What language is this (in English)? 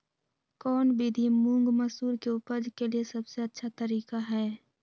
Magahi